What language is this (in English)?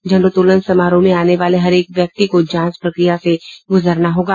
Hindi